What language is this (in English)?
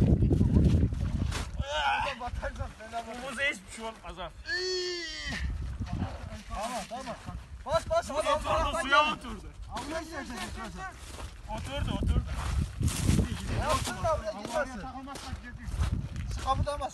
Turkish